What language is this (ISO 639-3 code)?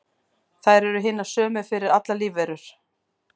isl